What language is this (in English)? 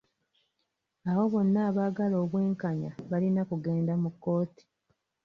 Ganda